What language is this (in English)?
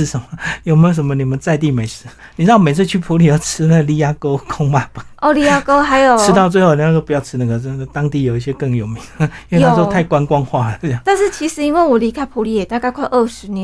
Chinese